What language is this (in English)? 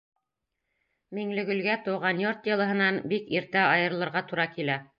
Bashkir